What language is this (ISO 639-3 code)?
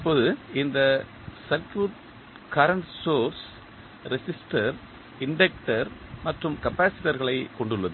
tam